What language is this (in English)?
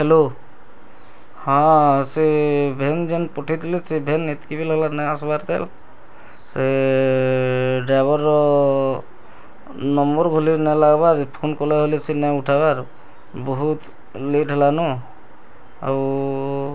Odia